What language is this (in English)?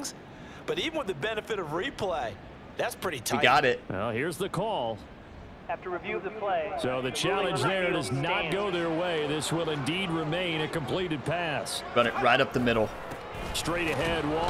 English